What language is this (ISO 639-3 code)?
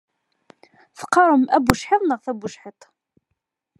kab